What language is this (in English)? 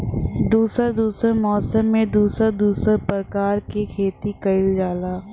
Bhojpuri